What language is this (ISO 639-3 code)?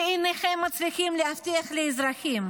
heb